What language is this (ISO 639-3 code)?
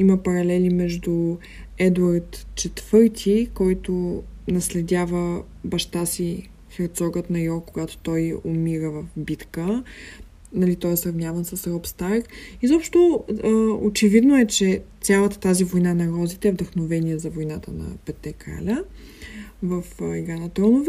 bul